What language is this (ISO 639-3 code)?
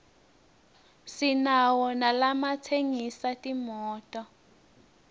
ssw